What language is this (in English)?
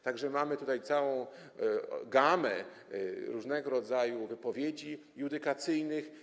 Polish